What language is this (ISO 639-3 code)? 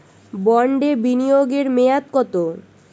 ben